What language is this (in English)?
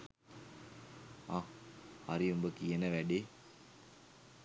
Sinhala